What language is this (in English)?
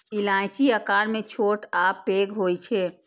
Maithili